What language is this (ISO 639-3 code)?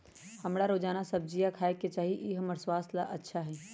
mag